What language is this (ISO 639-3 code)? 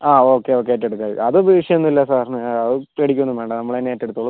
mal